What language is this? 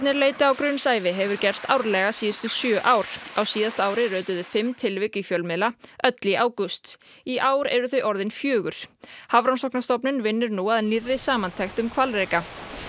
Icelandic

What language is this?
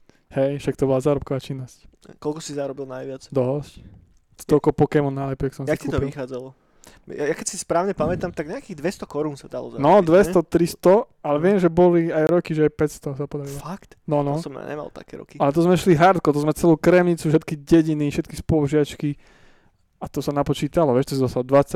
Slovak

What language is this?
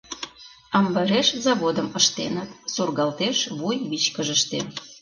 Mari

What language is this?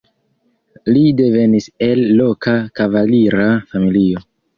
Esperanto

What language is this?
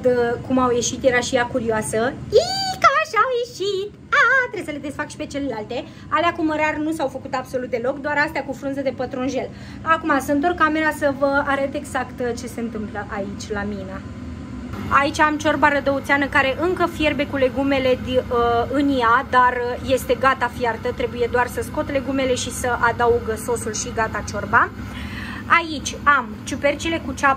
Romanian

